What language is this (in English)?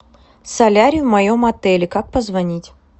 Russian